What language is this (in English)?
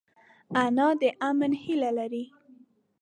Pashto